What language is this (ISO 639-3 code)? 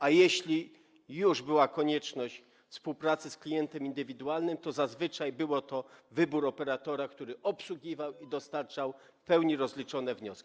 pol